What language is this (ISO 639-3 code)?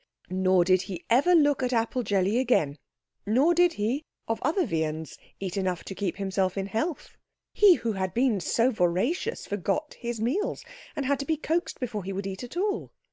eng